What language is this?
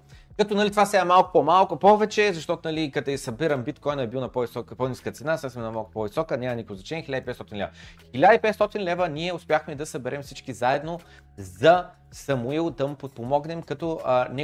Bulgarian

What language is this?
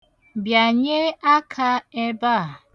Igbo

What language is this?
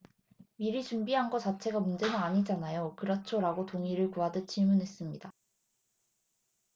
Korean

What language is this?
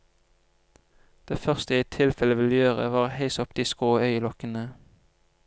Norwegian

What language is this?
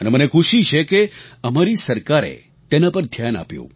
Gujarati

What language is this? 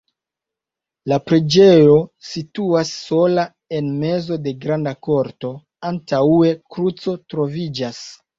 Esperanto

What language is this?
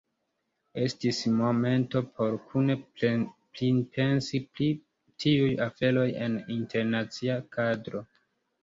Esperanto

